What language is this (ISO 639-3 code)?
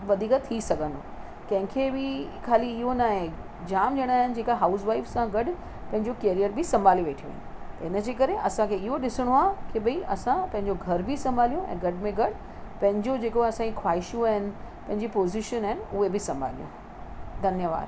snd